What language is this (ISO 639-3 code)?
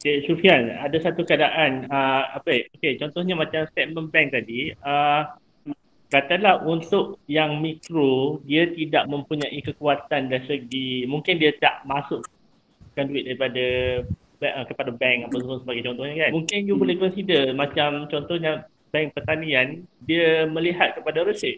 msa